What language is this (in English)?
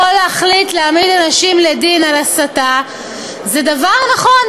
Hebrew